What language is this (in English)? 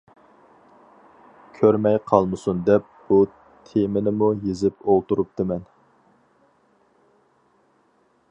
Uyghur